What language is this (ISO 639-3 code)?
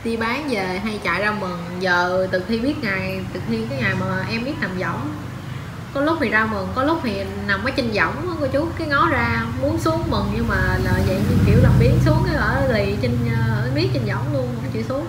vie